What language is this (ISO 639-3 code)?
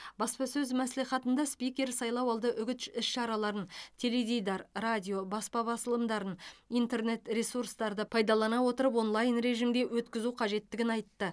kaz